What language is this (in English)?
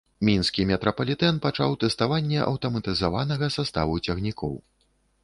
Belarusian